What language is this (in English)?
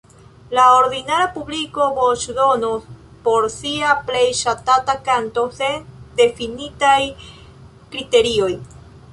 Esperanto